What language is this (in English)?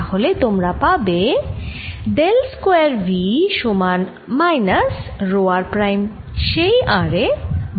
Bangla